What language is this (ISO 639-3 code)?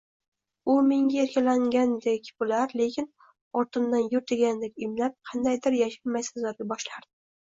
uzb